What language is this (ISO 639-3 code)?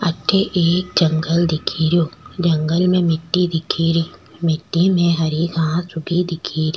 raj